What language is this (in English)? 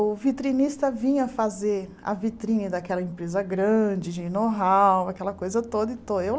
Portuguese